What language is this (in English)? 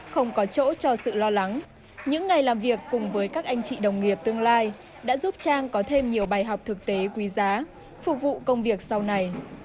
Vietnamese